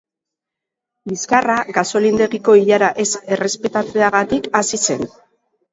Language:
Basque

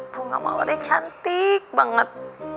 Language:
Indonesian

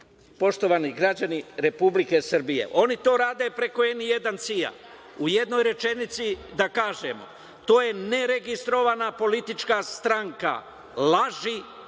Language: Serbian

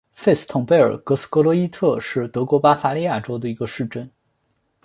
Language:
Chinese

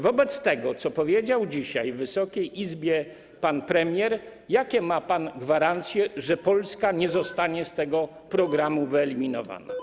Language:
Polish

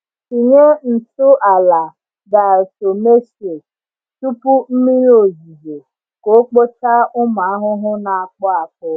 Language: Igbo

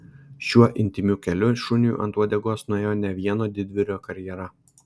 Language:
Lithuanian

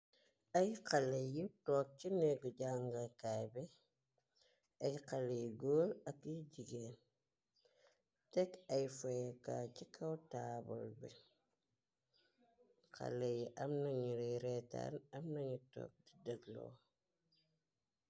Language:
Wolof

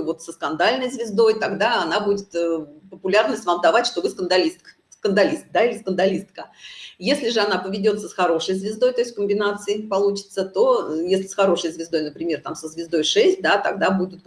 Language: Russian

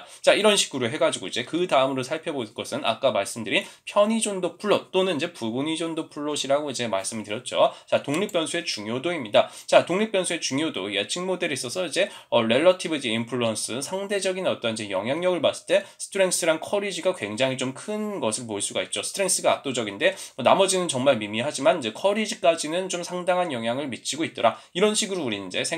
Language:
Korean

